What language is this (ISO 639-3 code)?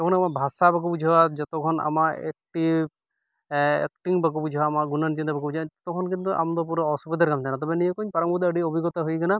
sat